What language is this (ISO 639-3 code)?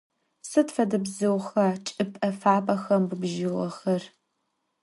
ady